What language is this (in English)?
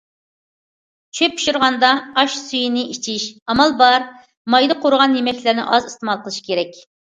Uyghur